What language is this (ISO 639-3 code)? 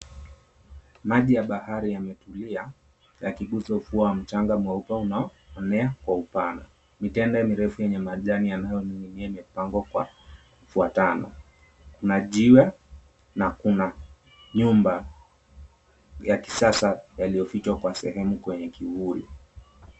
swa